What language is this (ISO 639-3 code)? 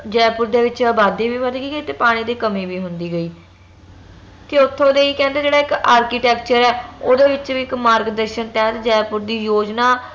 pan